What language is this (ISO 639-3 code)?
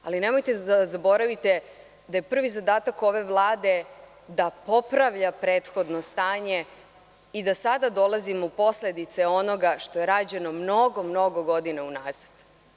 srp